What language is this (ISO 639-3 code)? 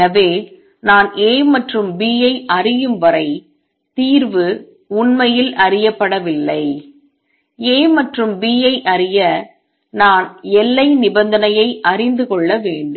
tam